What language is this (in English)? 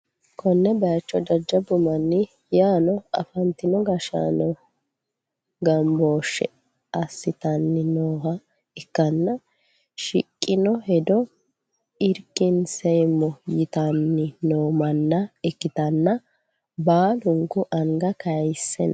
Sidamo